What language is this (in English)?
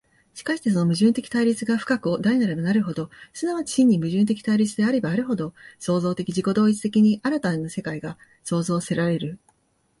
Japanese